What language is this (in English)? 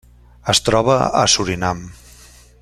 Catalan